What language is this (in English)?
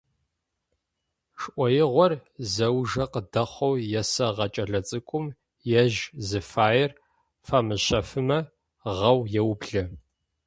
Adyghe